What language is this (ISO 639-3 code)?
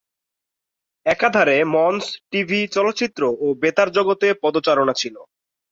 ben